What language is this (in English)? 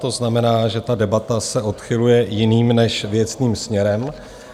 Czech